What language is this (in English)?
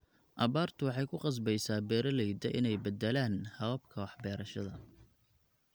Somali